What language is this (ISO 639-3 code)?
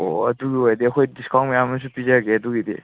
mni